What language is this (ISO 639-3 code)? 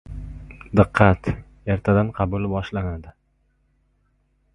uzb